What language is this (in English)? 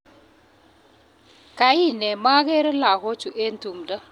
Kalenjin